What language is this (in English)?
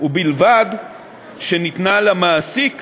Hebrew